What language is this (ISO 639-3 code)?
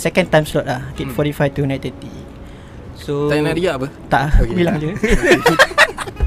msa